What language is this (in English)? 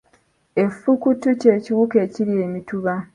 Ganda